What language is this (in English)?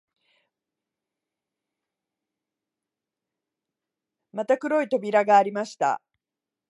Japanese